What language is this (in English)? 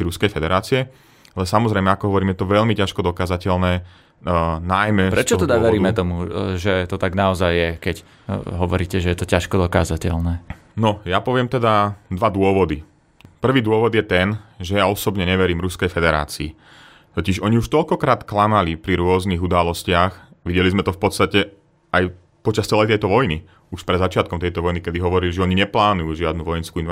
Slovak